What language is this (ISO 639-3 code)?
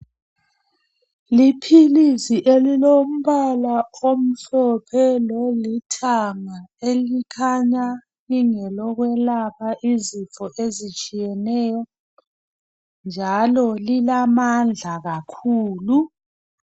nde